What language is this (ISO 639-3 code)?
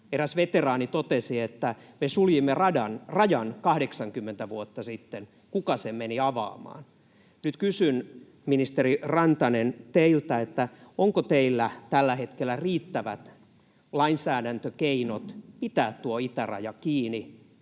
fin